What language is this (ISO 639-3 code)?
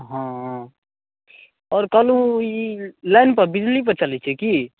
mai